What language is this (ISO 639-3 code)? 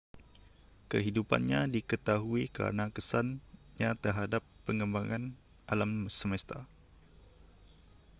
msa